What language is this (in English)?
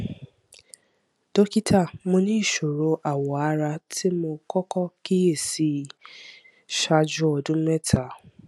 Yoruba